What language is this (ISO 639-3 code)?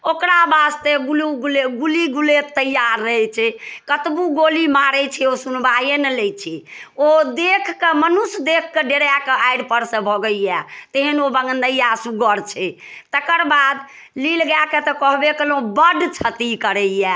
mai